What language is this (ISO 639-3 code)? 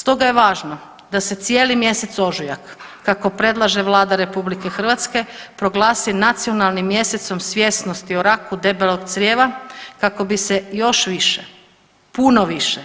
hrv